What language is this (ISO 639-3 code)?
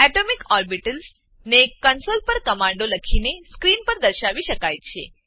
guj